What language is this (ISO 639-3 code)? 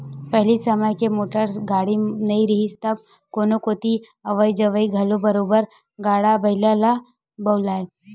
hne